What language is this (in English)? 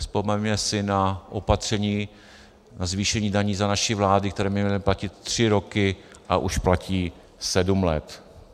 Czech